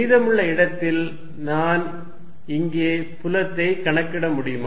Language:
Tamil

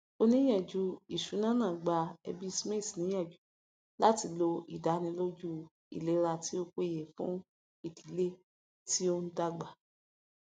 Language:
Yoruba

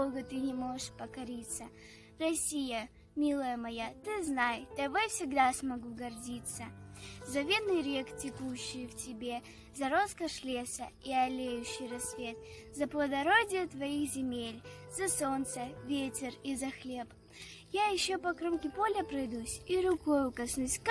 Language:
Russian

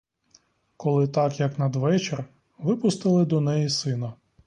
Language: Ukrainian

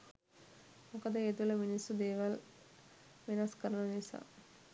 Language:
Sinhala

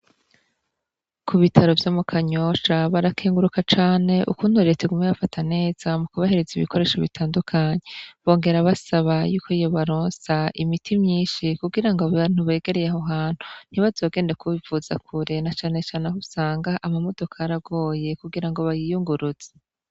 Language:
Rundi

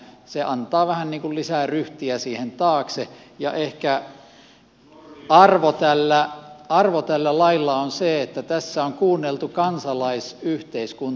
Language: Finnish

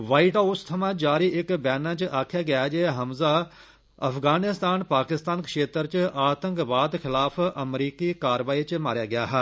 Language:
Dogri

